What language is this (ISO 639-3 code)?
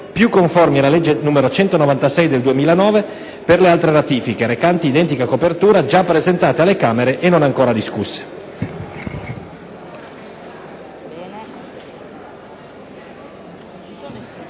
ita